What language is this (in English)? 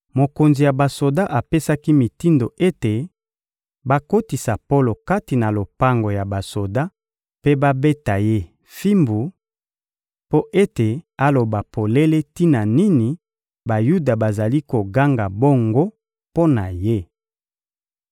Lingala